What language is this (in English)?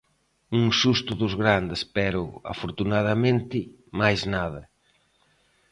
Galician